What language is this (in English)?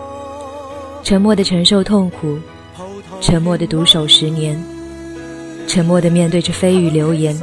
Chinese